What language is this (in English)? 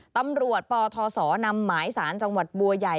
Thai